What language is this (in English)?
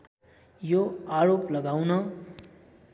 Nepali